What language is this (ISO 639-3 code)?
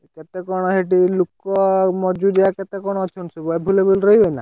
ori